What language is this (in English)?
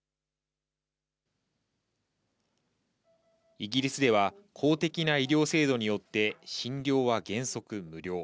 Japanese